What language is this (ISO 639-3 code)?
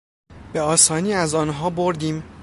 fas